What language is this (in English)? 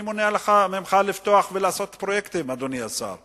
Hebrew